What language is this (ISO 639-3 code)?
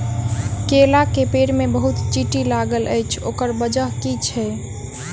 mai